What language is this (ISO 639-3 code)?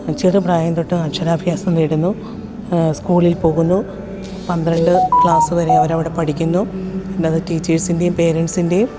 mal